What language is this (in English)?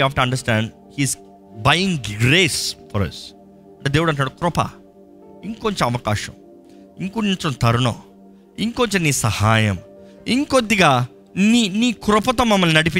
Telugu